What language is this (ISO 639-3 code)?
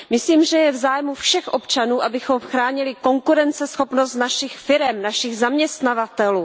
ces